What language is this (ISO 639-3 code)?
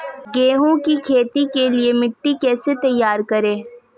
hin